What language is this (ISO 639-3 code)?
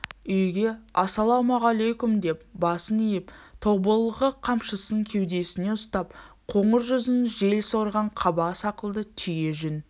kaz